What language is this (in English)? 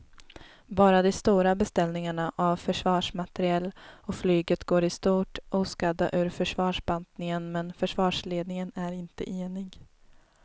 Swedish